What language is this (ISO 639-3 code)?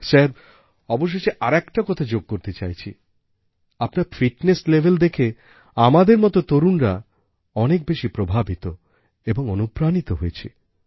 ben